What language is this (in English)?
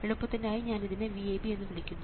Malayalam